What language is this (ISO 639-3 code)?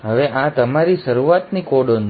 guj